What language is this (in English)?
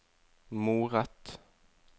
Norwegian